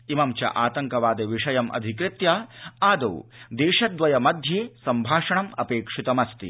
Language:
Sanskrit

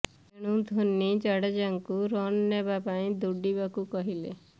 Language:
Odia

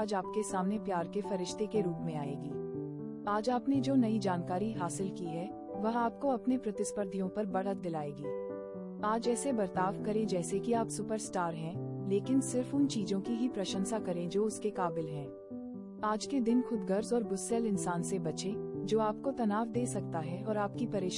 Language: Hindi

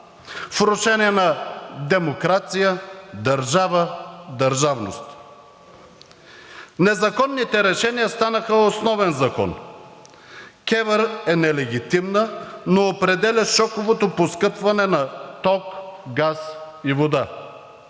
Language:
Bulgarian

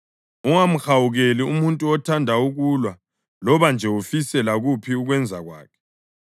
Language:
North Ndebele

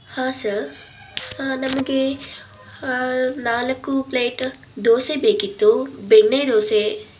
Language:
Kannada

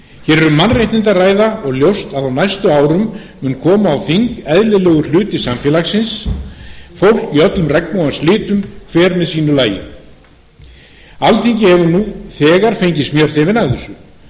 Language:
Icelandic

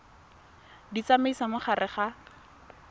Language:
Tswana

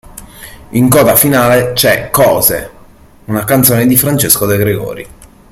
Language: Italian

